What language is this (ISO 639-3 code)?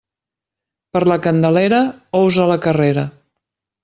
cat